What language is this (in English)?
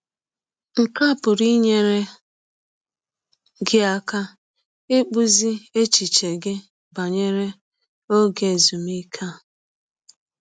Igbo